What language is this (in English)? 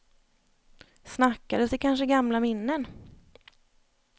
Swedish